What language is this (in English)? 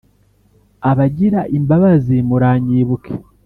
Kinyarwanda